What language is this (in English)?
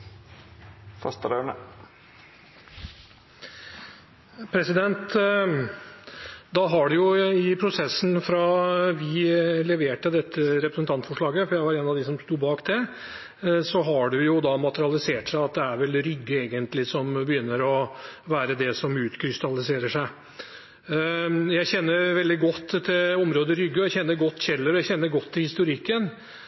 Norwegian